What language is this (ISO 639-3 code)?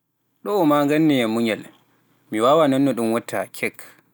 fuf